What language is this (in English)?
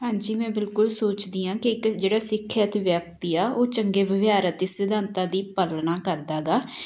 Punjabi